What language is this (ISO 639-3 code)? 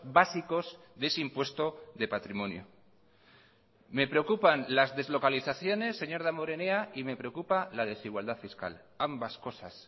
spa